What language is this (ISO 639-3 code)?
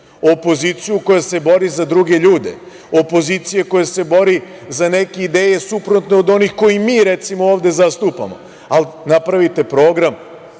srp